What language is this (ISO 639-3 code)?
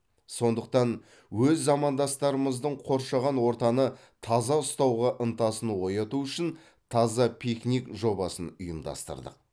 kaz